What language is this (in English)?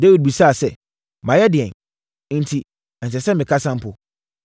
Akan